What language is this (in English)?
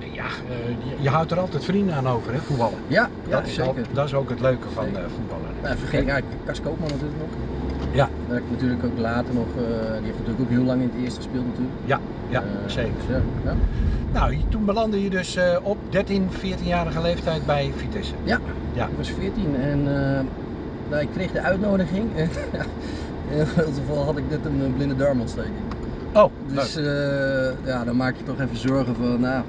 Dutch